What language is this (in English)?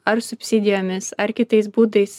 Lithuanian